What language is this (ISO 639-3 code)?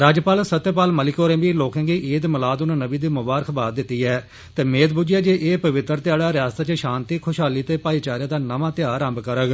doi